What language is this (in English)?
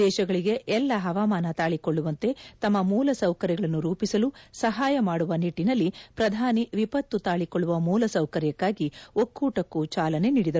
Kannada